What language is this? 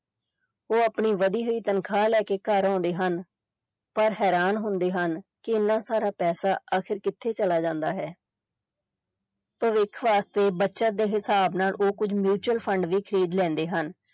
Punjabi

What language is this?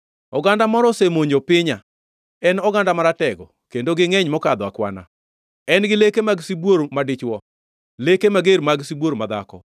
Luo (Kenya and Tanzania)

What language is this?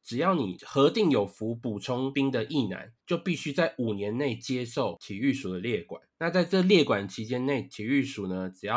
Chinese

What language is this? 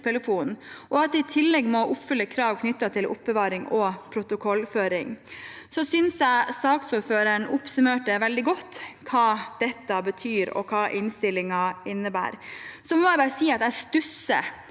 Norwegian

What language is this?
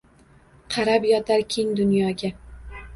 Uzbek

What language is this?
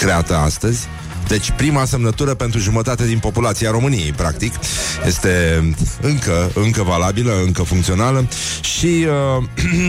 Romanian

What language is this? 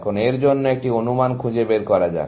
Bangla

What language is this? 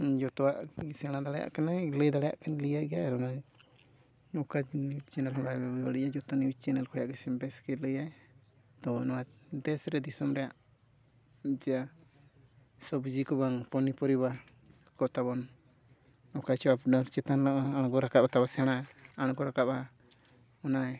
Santali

